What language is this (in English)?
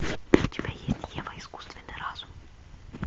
Russian